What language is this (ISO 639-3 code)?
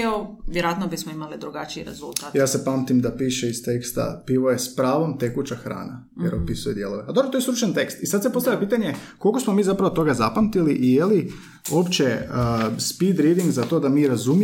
hrv